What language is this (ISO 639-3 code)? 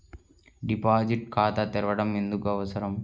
tel